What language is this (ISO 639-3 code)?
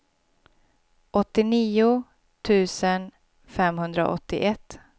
swe